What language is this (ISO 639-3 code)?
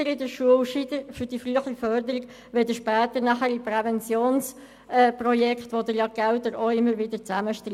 gsw